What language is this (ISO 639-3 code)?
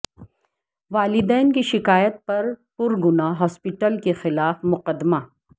urd